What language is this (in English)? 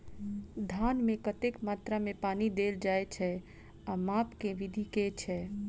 Maithili